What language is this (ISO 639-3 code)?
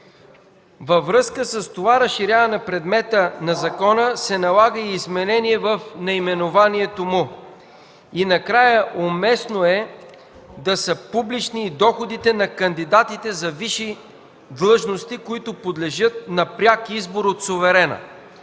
bul